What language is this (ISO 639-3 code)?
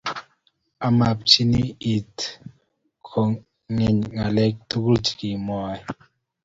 kln